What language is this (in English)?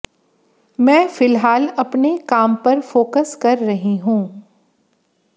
Hindi